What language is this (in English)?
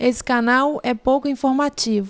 Portuguese